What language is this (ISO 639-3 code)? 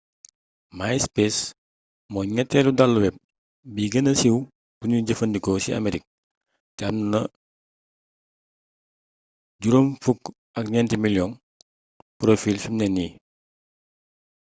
wol